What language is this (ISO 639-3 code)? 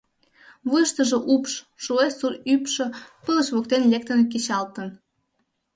chm